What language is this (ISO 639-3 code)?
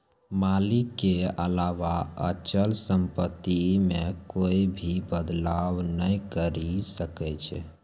mai